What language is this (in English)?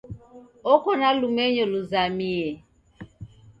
Taita